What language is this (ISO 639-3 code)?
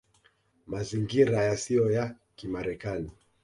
swa